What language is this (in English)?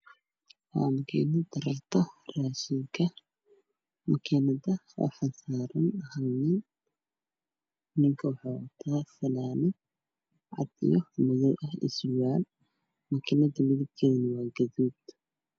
Somali